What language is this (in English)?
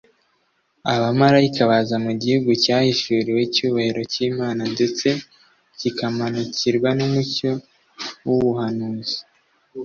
Kinyarwanda